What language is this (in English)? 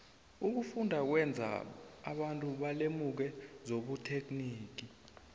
South Ndebele